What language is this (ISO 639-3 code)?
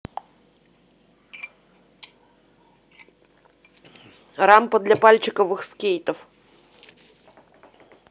rus